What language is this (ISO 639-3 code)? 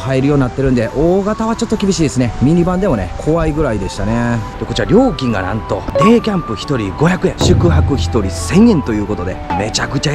jpn